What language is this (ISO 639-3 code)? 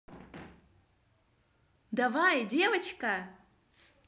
rus